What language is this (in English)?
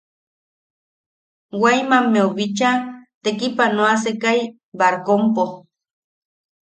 Yaqui